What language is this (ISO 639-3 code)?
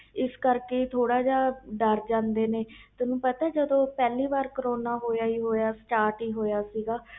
pan